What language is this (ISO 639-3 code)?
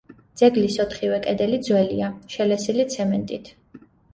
kat